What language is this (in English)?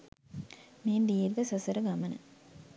Sinhala